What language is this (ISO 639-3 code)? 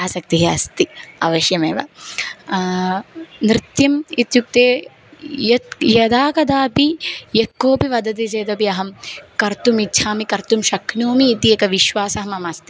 san